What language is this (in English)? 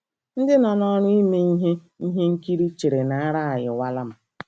Igbo